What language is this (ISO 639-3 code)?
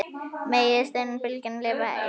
isl